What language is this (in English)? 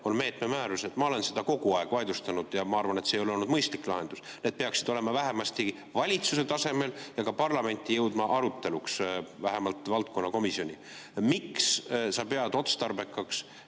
Estonian